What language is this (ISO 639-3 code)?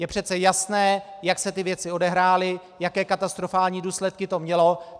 ces